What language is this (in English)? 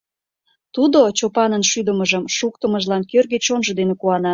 Mari